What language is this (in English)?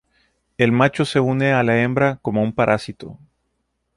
Spanish